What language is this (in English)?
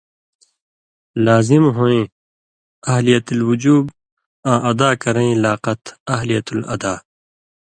Indus Kohistani